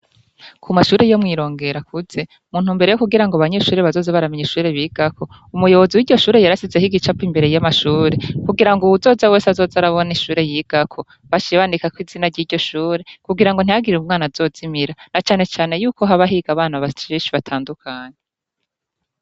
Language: Rundi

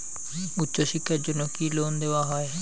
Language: Bangla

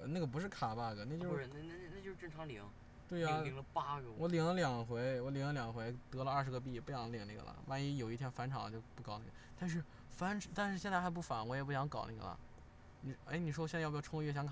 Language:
Chinese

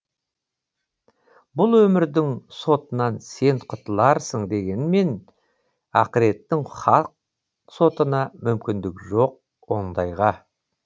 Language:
Kazakh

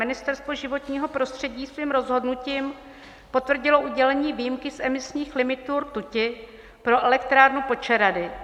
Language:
Czech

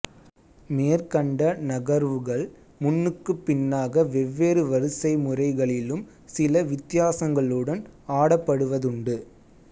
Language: Tamil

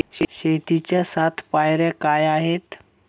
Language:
Marathi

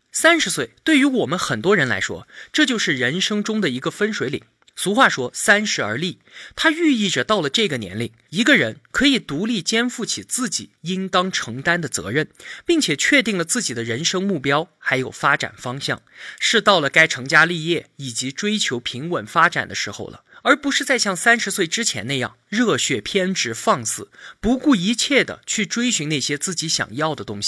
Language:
Chinese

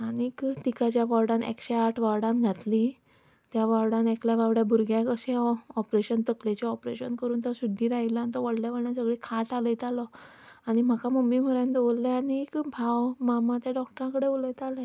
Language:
Konkani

